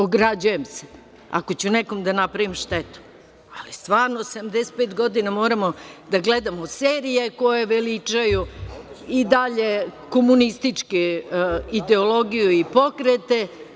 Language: Serbian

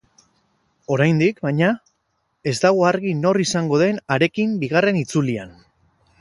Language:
Basque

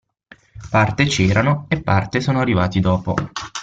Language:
Italian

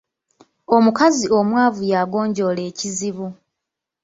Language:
Ganda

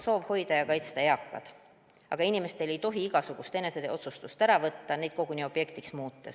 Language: Estonian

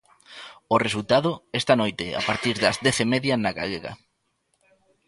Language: Galician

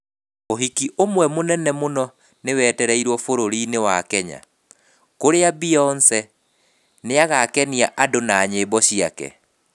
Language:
Kikuyu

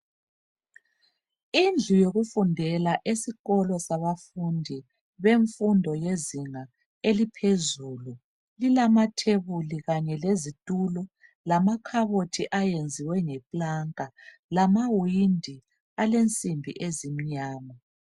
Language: North Ndebele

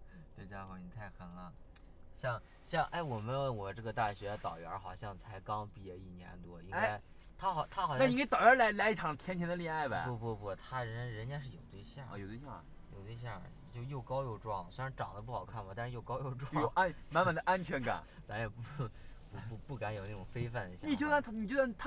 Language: Chinese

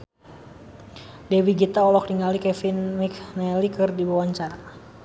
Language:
Sundanese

